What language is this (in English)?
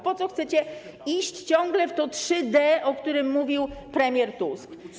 Polish